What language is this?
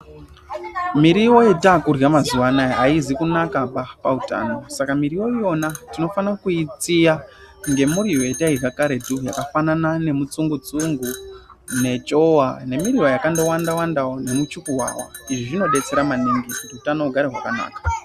Ndau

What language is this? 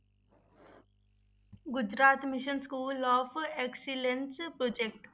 Punjabi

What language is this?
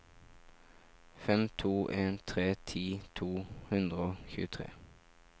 Norwegian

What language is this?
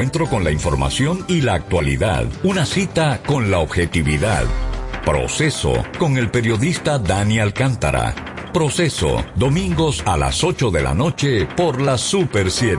Spanish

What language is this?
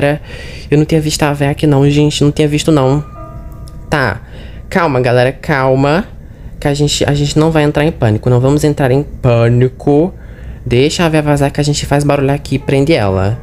Portuguese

